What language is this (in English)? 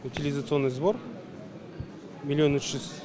Kazakh